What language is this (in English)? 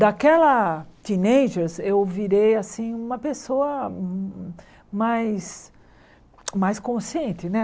Portuguese